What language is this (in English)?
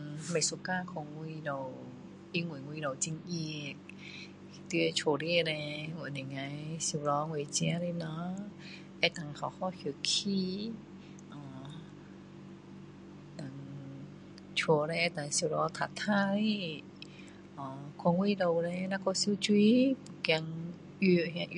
Min Dong Chinese